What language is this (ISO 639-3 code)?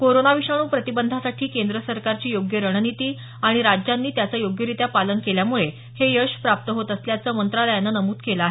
mar